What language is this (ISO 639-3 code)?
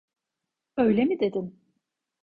tur